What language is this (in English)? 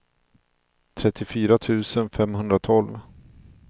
Swedish